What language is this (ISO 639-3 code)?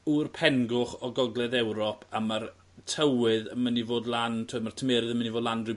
cym